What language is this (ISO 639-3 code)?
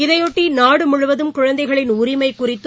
tam